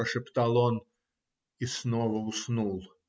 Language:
Russian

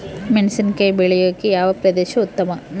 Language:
Kannada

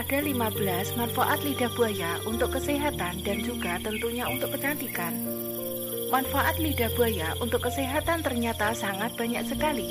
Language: Indonesian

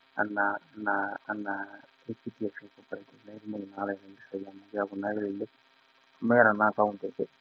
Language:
Masai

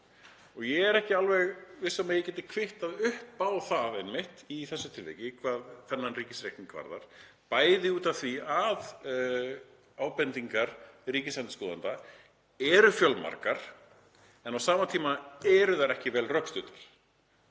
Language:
Icelandic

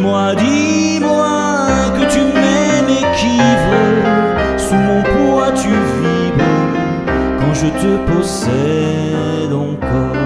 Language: French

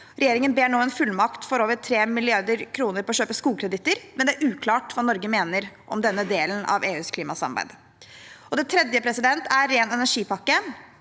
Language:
Norwegian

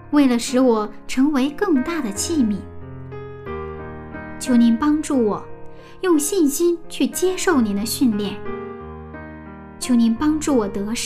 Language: Chinese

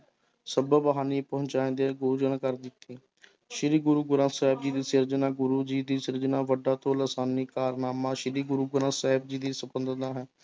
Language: Punjabi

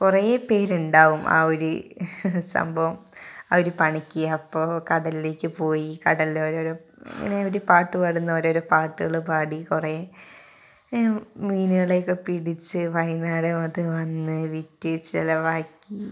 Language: Malayalam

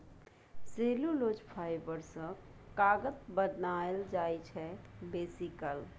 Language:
Maithili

